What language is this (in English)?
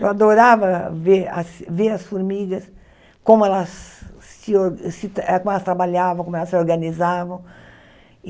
Portuguese